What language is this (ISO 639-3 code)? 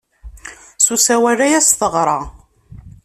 kab